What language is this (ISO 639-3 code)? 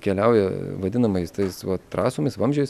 lit